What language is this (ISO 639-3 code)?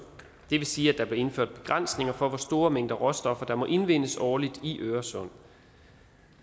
dan